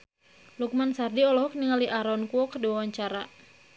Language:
Sundanese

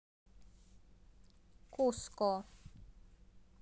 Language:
Russian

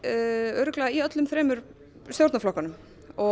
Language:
Icelandic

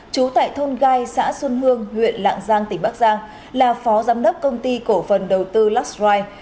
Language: Vietnamese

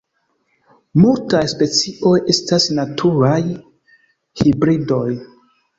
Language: Esperanto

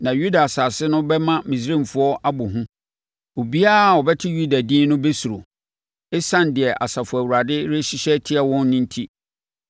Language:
Akan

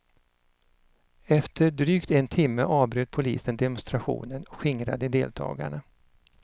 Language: Swedish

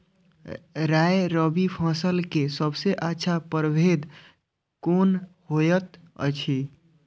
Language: Maithili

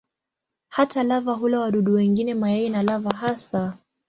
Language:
Swahili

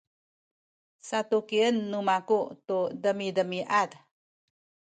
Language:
Sakizaya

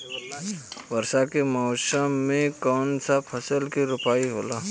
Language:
Bhojpuri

